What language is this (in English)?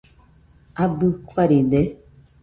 Nüpode Huitoto